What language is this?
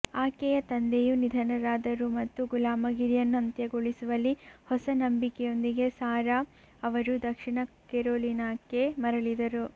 Kannada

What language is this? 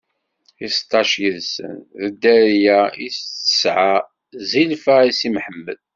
Kabyle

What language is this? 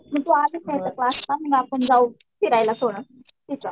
Marathi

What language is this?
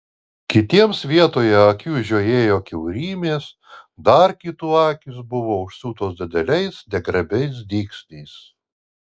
Lithuanian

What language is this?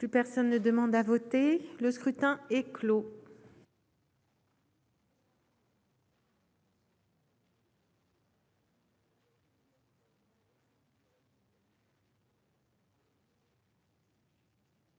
French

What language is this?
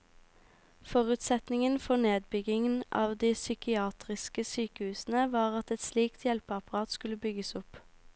Norwegian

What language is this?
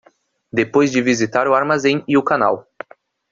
Portuguese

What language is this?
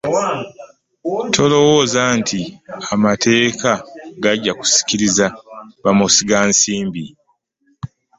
Ganda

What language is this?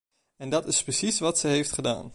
Dutch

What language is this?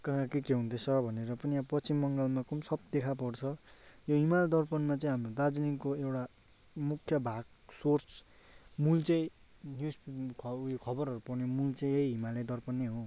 Nepali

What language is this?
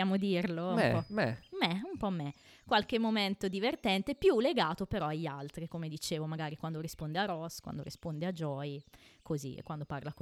Italian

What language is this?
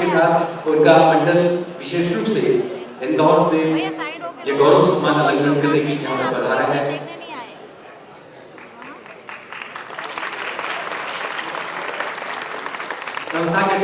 Hindi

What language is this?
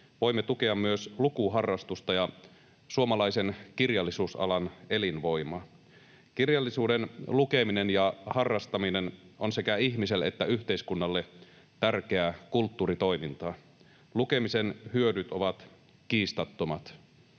Finnish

